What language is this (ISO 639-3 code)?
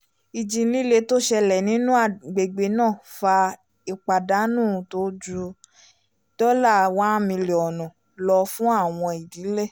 yor